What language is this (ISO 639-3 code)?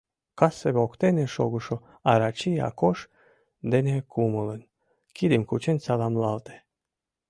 chm